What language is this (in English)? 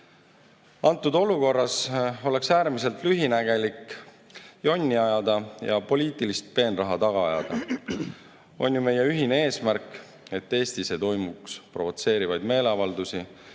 Estonian